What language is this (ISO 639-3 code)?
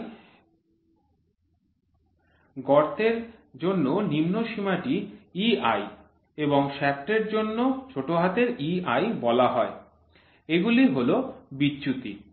ben